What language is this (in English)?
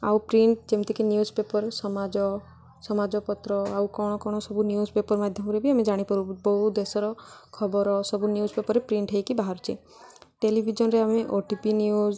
Odia